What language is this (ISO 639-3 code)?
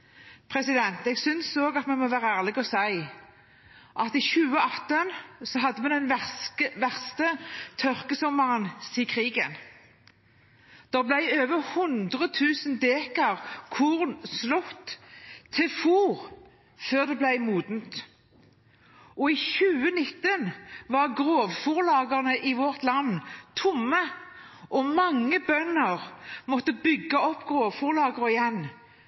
nob